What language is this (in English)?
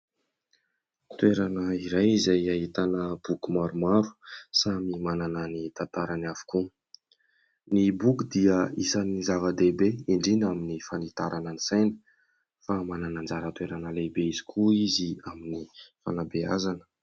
Malagasy